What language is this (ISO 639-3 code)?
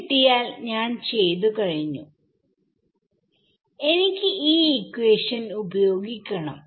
mal